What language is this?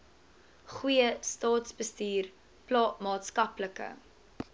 Afrikaans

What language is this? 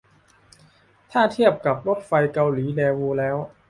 Thai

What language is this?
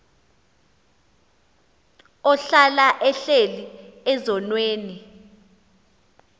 Xhosa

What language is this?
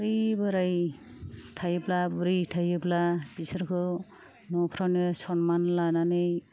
Bodo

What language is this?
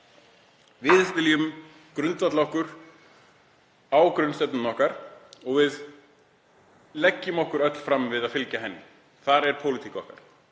Icelandic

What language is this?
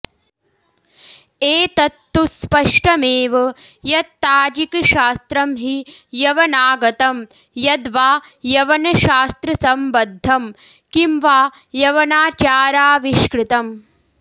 Sanskrit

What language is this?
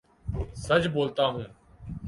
Urdu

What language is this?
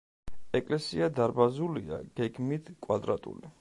Georgian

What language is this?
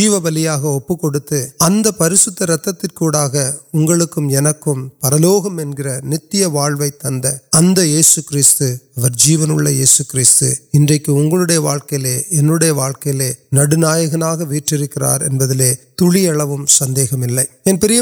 Urdu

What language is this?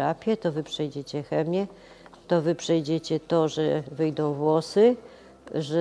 Polish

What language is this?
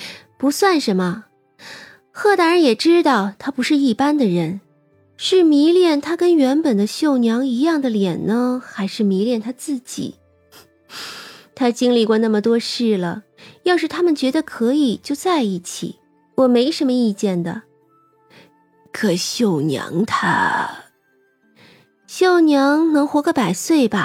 Chinese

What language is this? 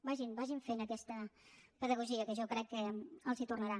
Catalan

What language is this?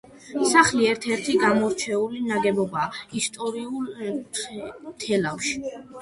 Georgian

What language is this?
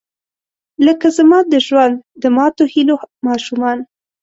Pashto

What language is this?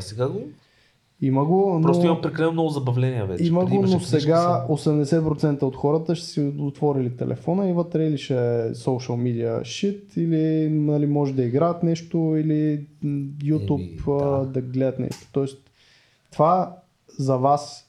Bulgarian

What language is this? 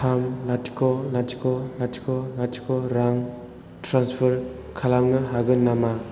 Bodo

